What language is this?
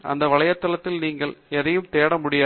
Tamil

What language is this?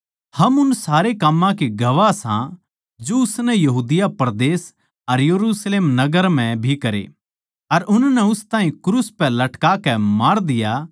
Haryanvi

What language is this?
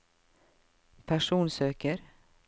Norwegian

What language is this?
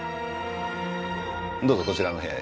Japanese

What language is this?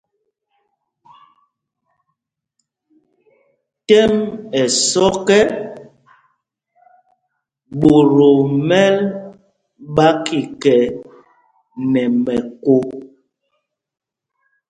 Mpumpong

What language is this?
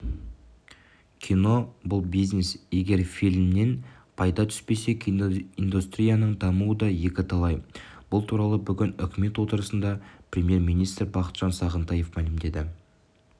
Kazakh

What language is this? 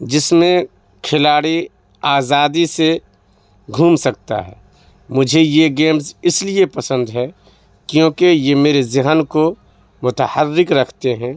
Urdu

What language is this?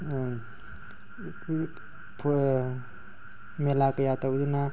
Manipuri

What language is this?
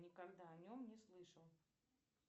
Russian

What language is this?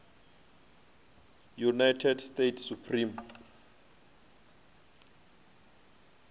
Venda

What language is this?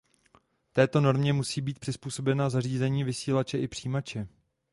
Czech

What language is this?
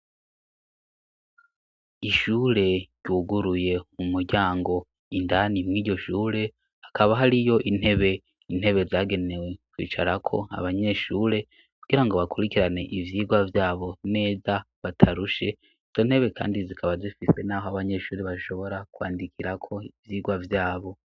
Rundi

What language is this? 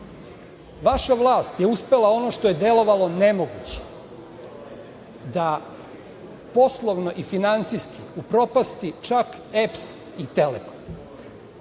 Serbian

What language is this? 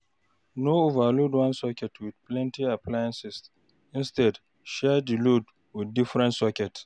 Nigerian Pidgin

